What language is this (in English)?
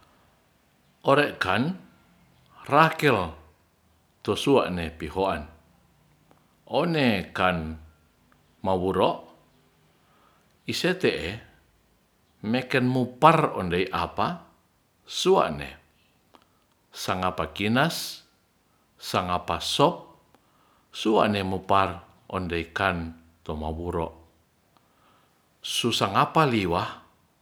Ratahan